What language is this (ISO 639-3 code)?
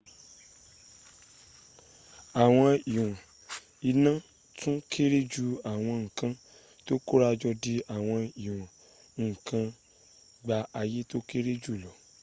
yor